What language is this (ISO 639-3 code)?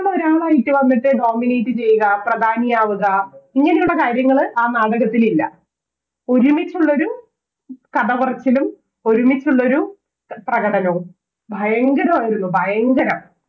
mal